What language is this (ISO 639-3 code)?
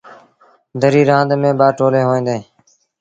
sbn